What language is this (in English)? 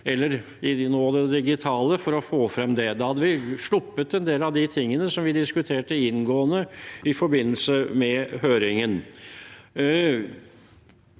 Norwegian